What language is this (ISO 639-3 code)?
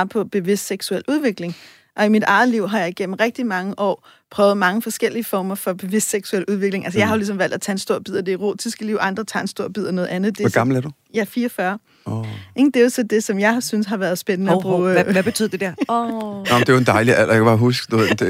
dan